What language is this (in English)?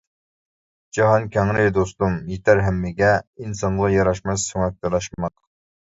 Uyghur